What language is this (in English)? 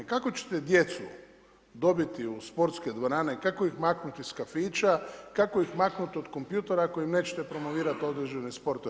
Croatian